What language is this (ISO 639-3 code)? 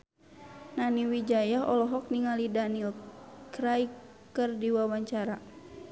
sun